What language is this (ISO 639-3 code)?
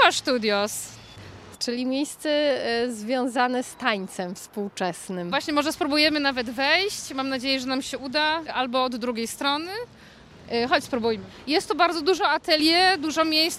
pol